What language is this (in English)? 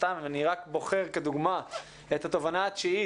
Hebrew